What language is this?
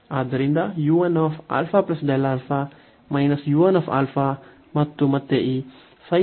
Kannada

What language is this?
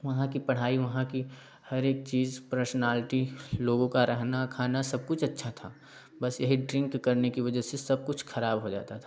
Hindi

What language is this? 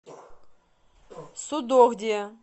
Russian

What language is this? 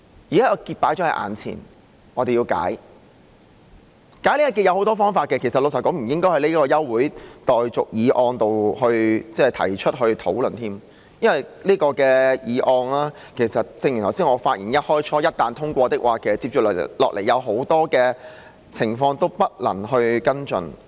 Cantonese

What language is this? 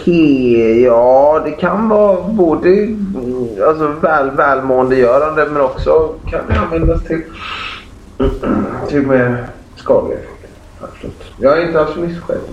Swedish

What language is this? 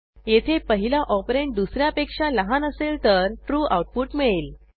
Marathi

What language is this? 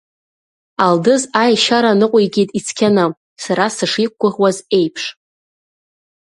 Abkhazian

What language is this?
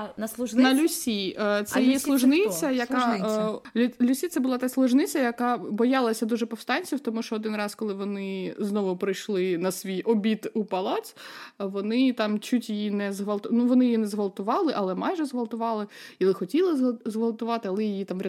Ukrainian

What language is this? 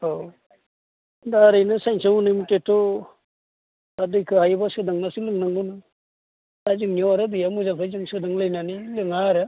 Bodo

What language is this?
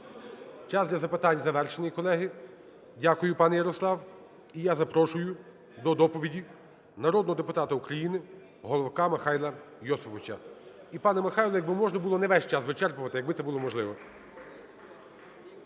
Ukrainian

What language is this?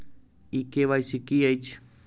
Maithili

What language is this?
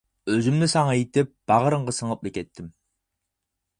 Uyghur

